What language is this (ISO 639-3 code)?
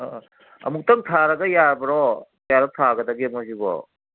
mni